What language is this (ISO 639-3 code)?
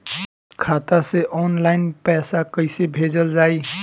bho